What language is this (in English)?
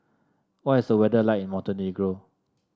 English